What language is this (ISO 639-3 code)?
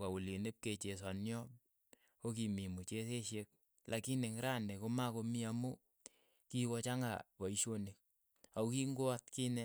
eyo